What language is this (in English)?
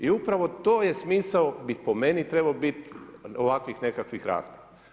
Croatian